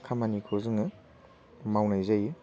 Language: Bodo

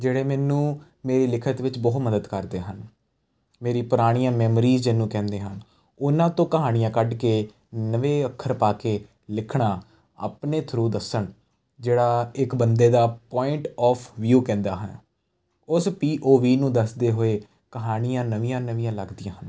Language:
Punjabi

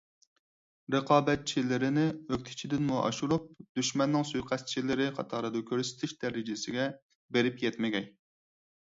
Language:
Uyghur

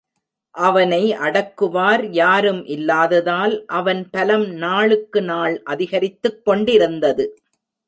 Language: Tamil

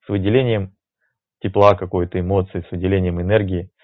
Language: Russian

